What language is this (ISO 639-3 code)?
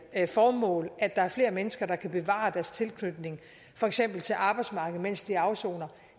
dan